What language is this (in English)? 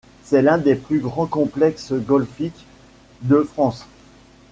French